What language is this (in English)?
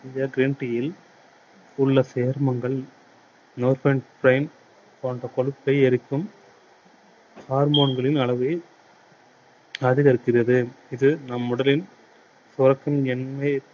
Tamil